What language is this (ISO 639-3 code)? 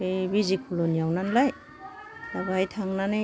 brx